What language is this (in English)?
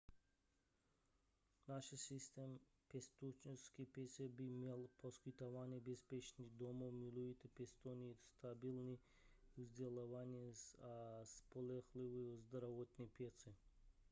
Czech